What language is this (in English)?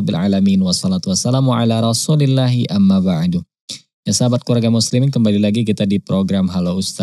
Indonesian